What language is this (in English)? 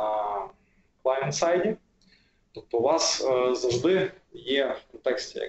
Ukrainian